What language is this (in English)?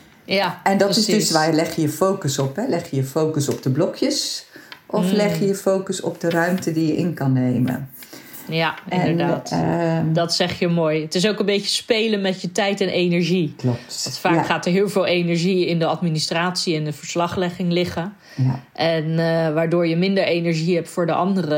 Dutch